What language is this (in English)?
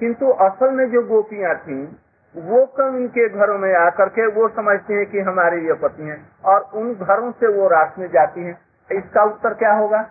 Hindi